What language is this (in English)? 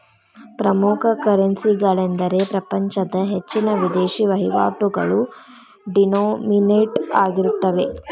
Kannada